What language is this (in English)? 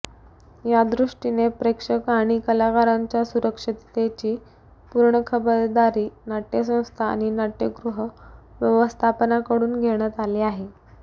Marathi